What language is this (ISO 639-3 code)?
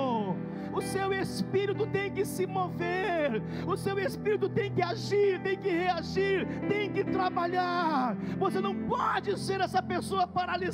por